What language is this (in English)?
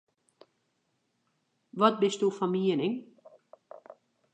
Western Frisian